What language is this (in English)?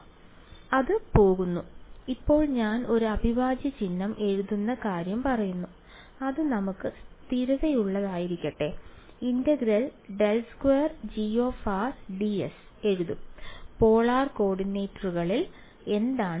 Malayalam